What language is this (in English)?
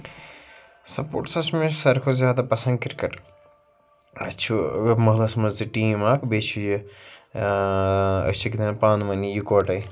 Kashmiri